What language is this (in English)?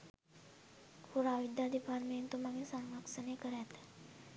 Sinhala